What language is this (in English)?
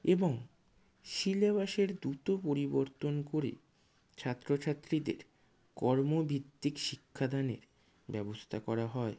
Bangla